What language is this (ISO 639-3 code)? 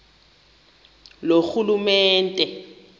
xho